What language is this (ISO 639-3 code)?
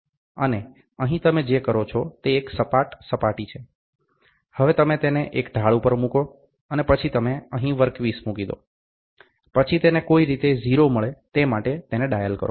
guj